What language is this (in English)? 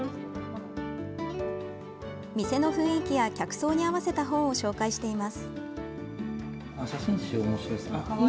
Japanese